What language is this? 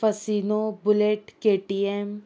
Konkani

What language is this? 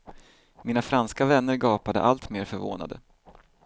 Swedish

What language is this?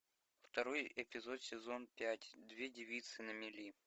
Russian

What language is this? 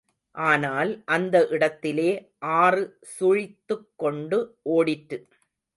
Tamil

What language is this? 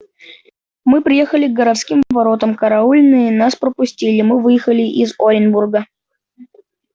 Russian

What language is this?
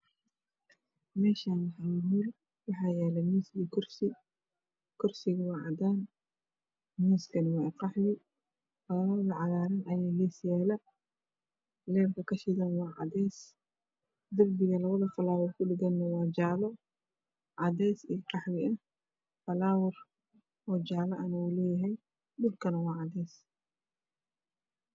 Somali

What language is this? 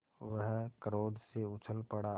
Hindi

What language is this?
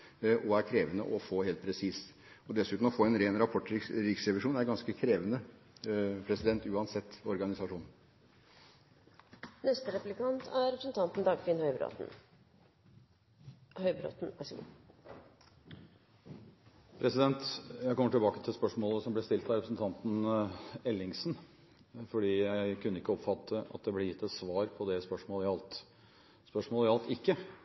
Norwegian Bokmål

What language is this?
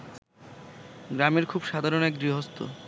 Bangla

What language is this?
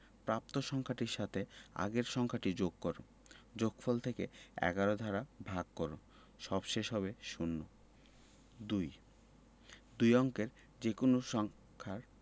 Bangla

